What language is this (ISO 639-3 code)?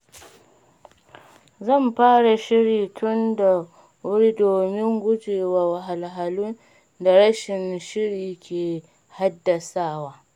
hau